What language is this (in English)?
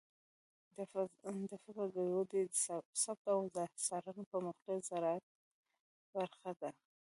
Pashto